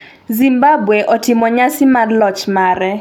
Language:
Luo (Kenya and Tanzania)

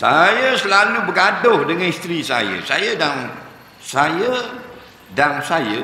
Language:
Malay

